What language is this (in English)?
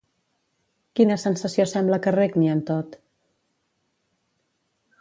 Catalan